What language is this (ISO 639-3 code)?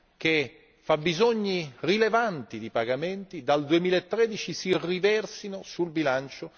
ita